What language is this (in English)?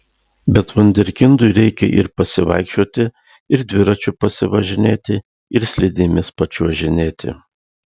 Lithuanian